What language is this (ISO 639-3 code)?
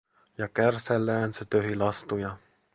fin